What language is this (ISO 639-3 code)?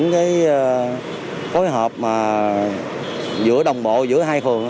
vie